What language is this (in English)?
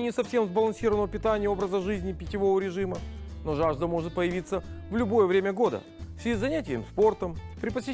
Russian